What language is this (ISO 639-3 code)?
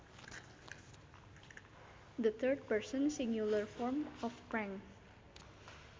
sun